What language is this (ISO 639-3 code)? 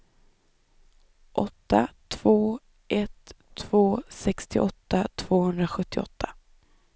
swe